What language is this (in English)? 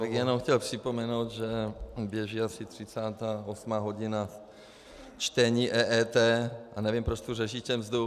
Czech